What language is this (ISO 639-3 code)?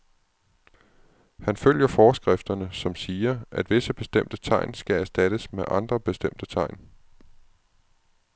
dan